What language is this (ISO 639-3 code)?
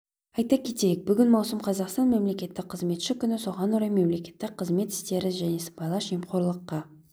kaz